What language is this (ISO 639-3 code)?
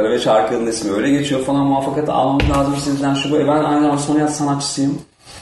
tur